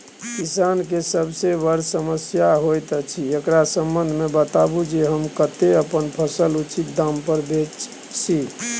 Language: Maithili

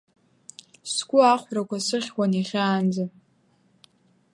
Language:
Abkhazian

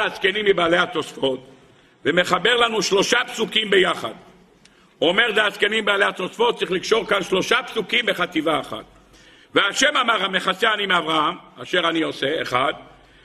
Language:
Hebrew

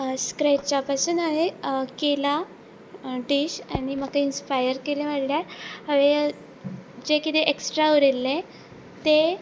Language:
Konkani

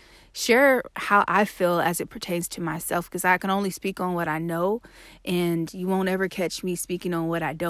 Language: English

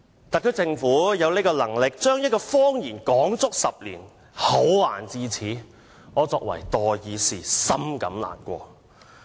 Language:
Cantonese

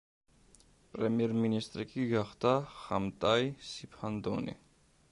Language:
Georgian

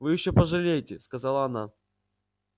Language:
Russian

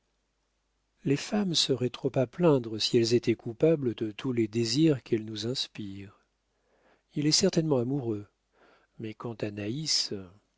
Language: French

